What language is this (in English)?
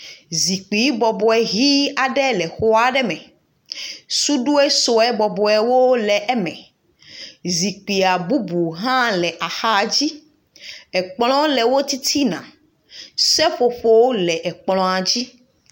Ewe